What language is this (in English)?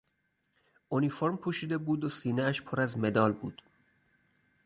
Persian